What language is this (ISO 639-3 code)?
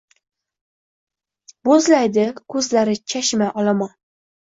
uzb